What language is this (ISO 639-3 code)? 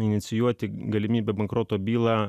lit